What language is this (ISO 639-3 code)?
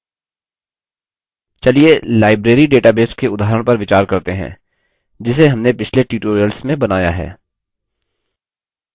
hin